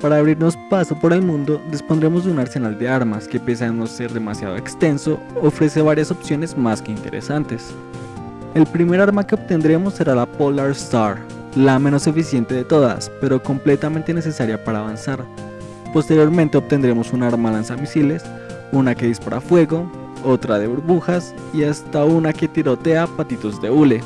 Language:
Spanish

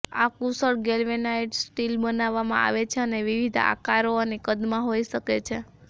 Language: Gujarati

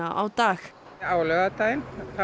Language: Icelandic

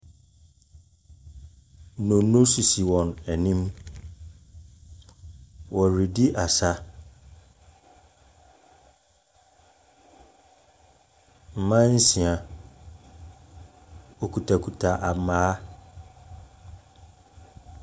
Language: Akan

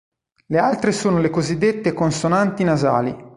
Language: Italian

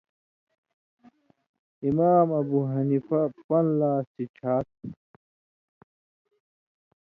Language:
Indus Kohistani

